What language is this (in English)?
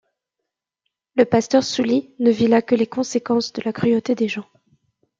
French